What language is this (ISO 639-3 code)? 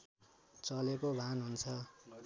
nep